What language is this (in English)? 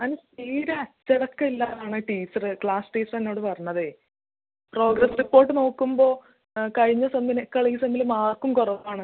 Malayalam